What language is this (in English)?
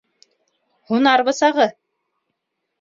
Bashkir